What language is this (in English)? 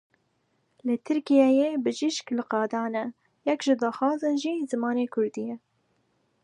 Kurdish